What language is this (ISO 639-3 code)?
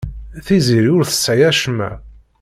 kab